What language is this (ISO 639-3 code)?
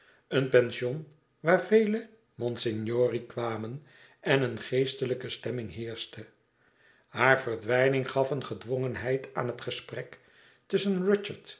nld